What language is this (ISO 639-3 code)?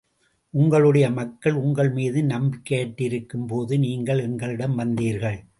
tam